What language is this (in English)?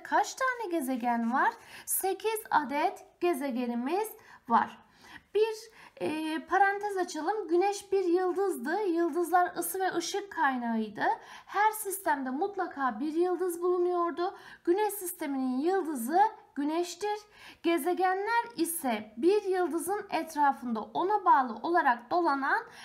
Turkish